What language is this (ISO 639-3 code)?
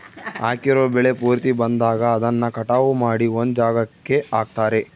kan